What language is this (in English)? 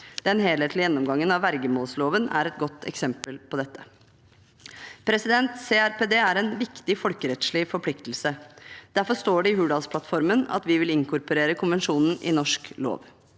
Norwegian